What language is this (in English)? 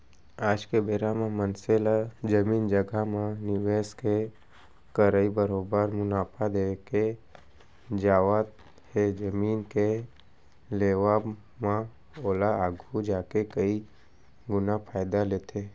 Chhattisgarhi